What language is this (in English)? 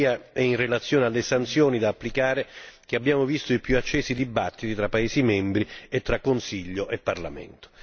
Italian